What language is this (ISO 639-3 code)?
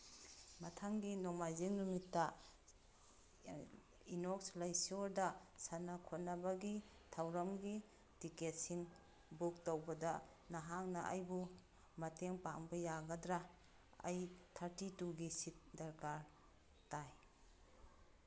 mni